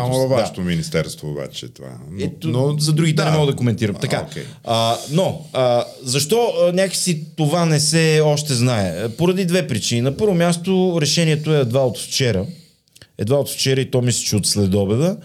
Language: Bulgarian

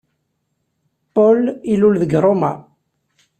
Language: Kabyle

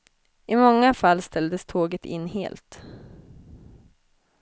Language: Swedish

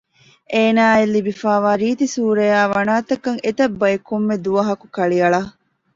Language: Divehi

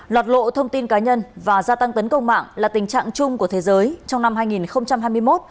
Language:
Vietnamese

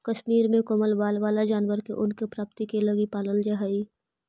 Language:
Magahi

